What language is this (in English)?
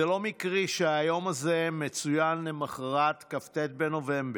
Hebrew